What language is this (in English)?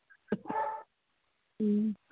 Manipuri